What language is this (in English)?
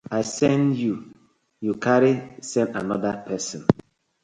Nigerian Pidgin